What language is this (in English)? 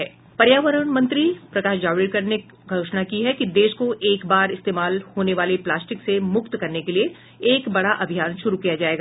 Hindi